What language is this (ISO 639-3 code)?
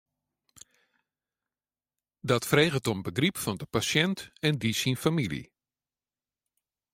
fry